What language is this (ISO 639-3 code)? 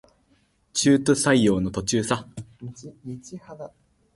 jpn